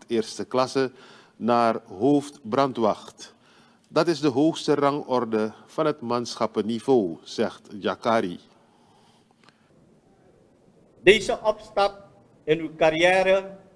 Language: Dutch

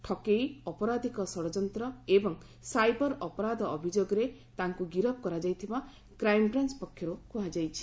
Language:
Odia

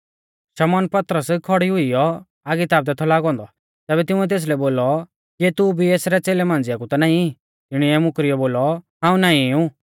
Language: Mahasu Pahari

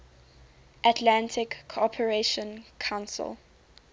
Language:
English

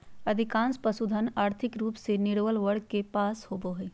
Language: Magahi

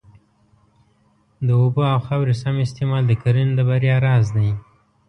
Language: Pashto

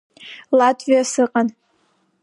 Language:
Abkhazian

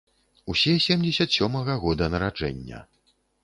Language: Belarusian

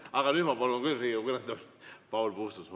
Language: Estonian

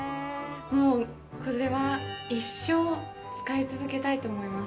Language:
Japanese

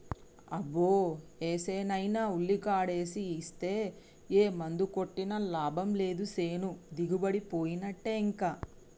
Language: Telugu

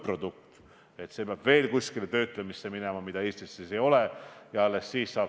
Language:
Estonian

